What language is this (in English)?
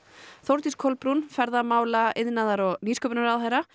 Icelandic